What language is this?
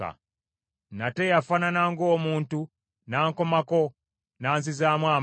Ganda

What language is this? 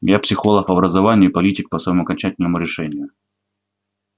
Russian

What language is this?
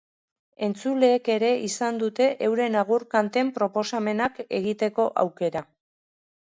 Basque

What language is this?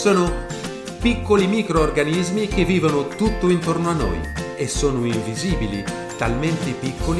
Italian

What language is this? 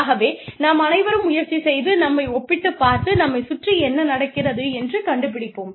Tamil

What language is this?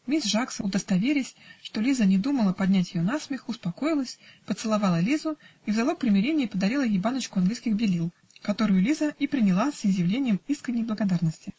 Russian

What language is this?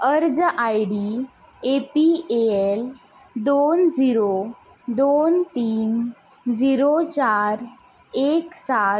Konkani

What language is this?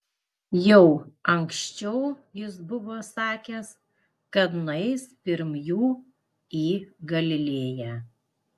Lithuanian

